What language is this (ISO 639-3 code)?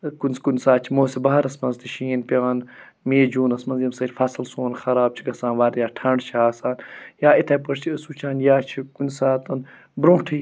kas